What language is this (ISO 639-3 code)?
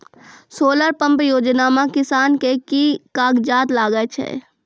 mai